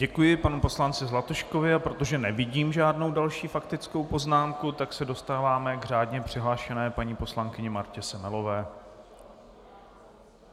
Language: Czech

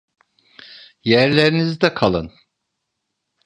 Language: Turkish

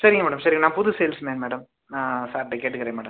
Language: Tamil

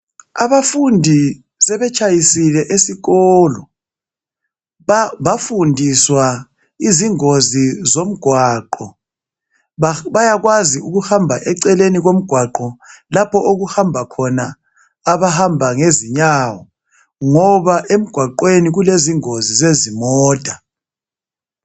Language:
North Ndebele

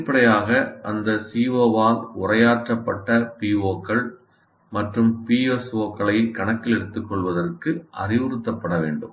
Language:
Tamil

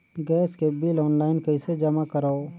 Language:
Chhattisgarhi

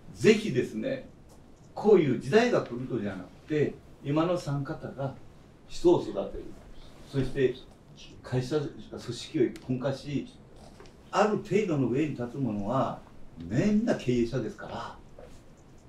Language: Japanese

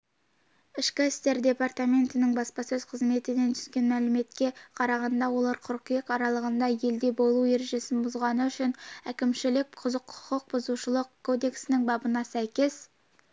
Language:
Kazakh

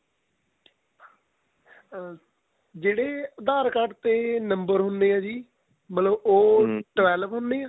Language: Punjabi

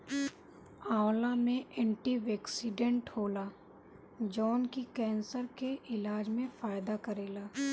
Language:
Bhojpuri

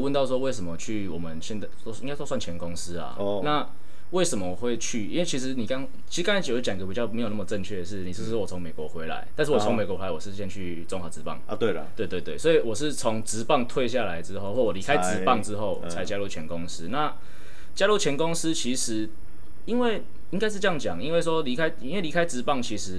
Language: Chinese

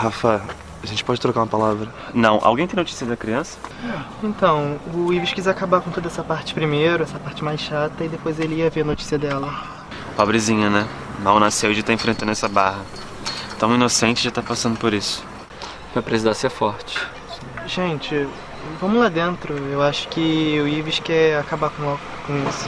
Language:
Portuguese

